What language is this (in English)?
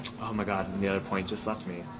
English